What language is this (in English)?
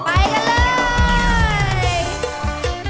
Thai